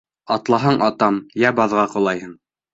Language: Bashkir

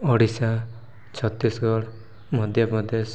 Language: Odia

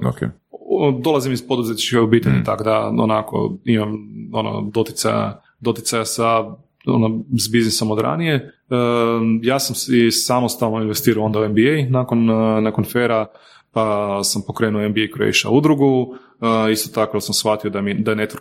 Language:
Croatian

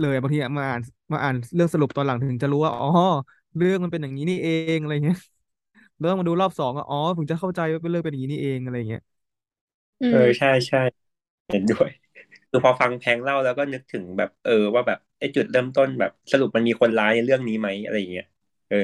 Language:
Thai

